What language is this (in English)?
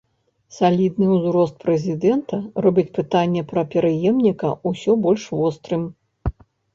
Belarusian